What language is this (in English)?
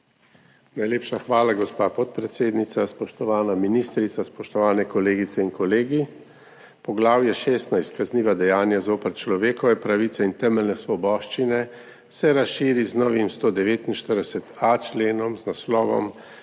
Slovenian